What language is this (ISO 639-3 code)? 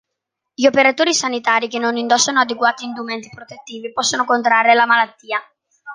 ita